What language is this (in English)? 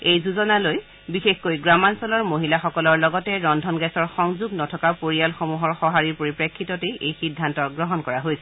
Assamese